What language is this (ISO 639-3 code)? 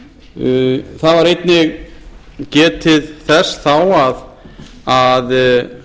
isl